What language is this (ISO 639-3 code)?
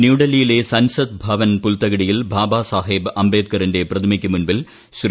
mal